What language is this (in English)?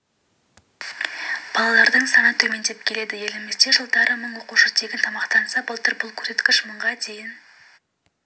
Kazakh